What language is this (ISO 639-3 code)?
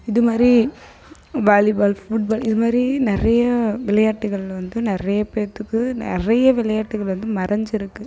tam